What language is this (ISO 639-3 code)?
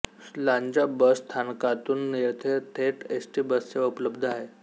mar